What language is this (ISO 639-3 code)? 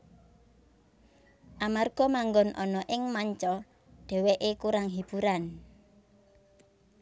jav